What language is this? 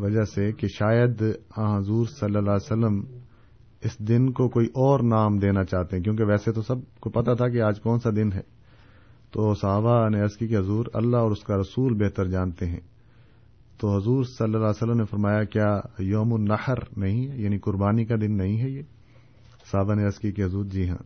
Urdu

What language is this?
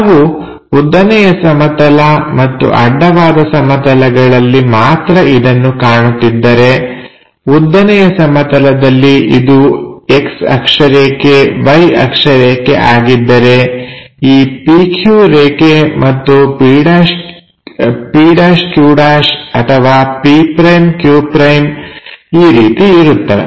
Kannada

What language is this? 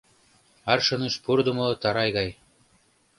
Mari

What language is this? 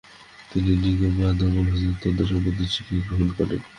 Bangla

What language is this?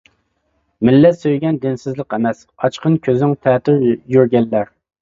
Uyghur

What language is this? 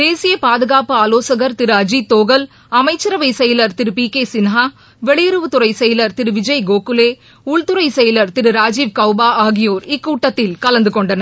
Tamil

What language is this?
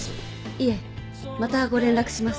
Japanese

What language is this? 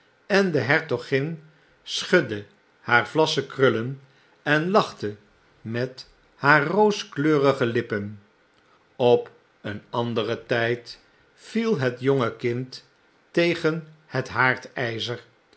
Dutch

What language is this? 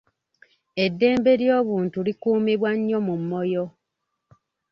Ganda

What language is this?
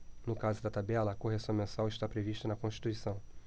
Portuguese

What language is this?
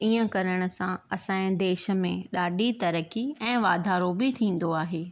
Sindhi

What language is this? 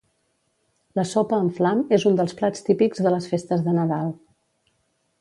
Catalan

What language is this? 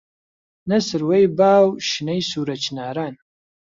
Central Kurdish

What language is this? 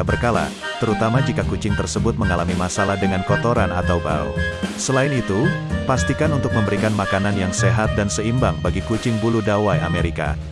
Indonesian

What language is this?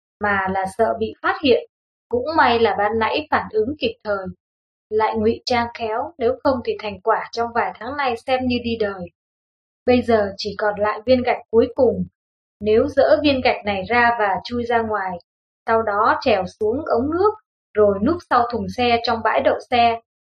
Vietnamese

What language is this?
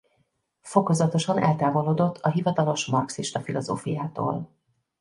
Hungarian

